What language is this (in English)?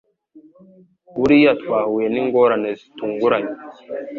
Kinyarwanda